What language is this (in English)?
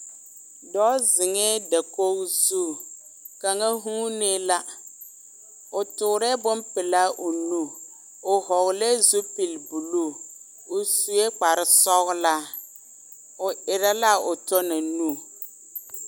Southern Dagaare